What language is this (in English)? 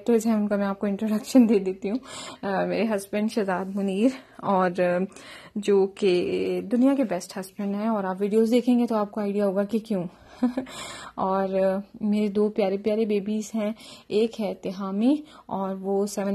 Urdu